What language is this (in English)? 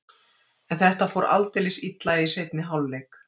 Icelandic